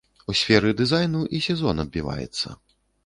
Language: Belarusian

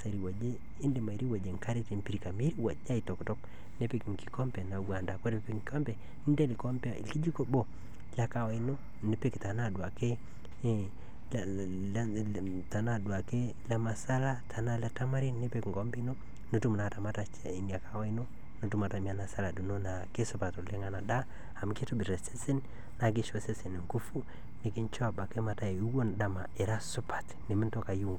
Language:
Masai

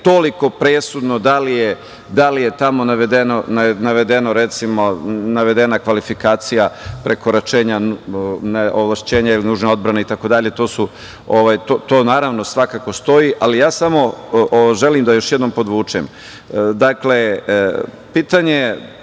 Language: Serbian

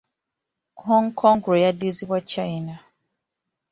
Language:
Ganda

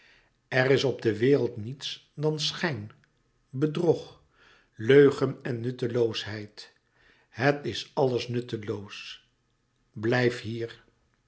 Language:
Dutch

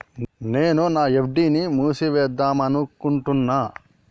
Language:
Telugu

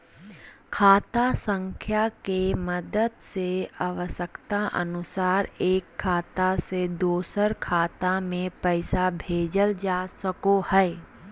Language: Magahi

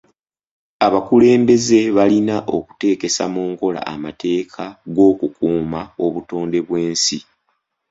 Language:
Ganda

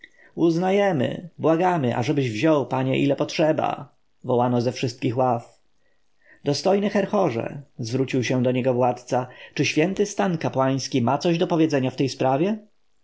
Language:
Polish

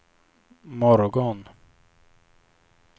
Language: Swedish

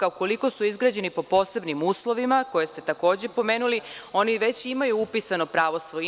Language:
Serbian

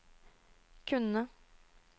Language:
Norwegian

